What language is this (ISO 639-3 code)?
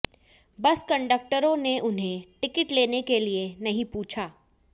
hin